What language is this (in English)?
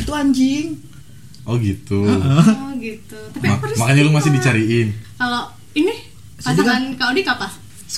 Indonesian